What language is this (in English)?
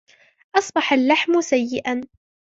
Arabic